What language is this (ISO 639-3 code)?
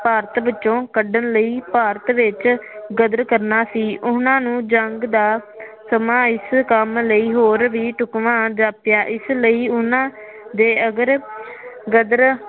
pan